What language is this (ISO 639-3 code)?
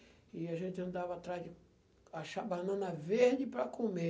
por